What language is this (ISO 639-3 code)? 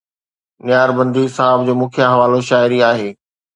snd